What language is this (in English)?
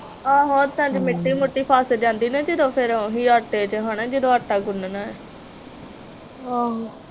Punjabi